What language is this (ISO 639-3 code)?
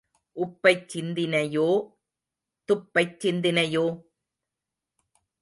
tam